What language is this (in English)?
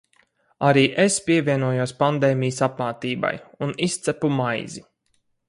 Latvian